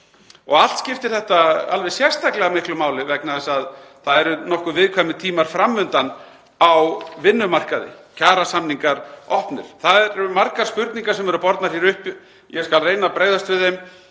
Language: Icelandic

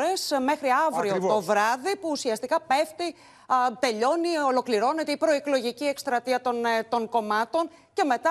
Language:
Greek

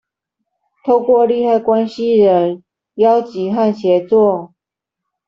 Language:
Chinese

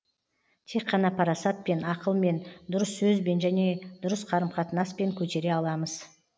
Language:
Kazakh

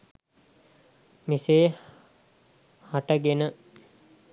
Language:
Sinhala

